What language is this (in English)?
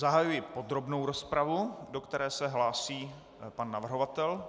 Czech